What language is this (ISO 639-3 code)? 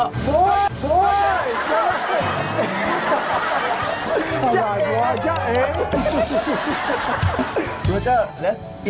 tha